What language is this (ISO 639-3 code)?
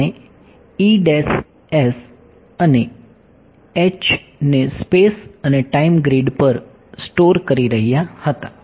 guj